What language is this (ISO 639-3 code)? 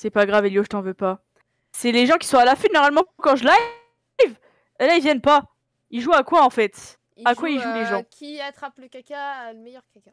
fra